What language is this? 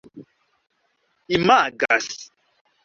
Esperanto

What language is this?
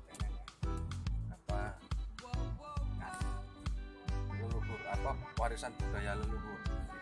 Indonesian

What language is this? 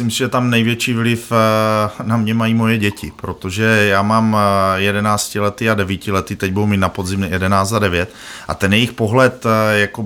Czech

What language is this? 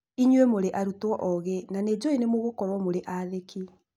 Kikuyu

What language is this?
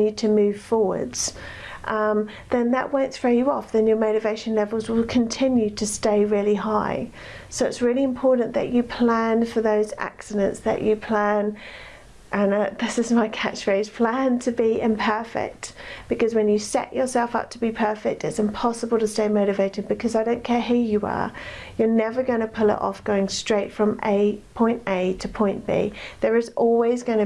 English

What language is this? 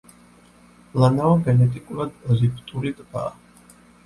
Georgian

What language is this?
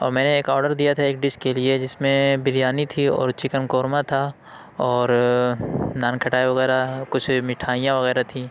Urdu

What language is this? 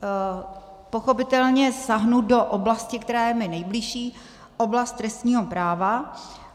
Czech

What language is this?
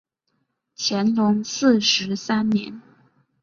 Chinese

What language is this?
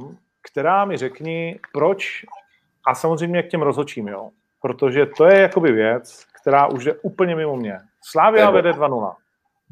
Czech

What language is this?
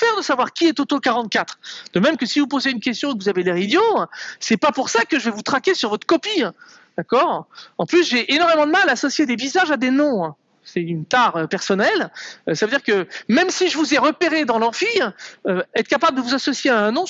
French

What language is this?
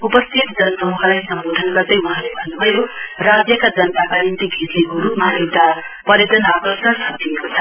Nepali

